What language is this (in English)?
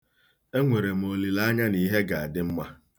Igbo